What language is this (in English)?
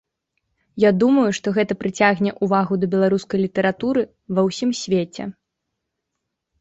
Belarusian